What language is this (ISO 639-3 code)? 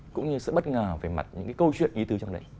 vie